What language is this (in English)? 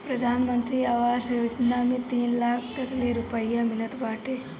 Bhojpuri